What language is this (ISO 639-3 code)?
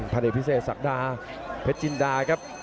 tha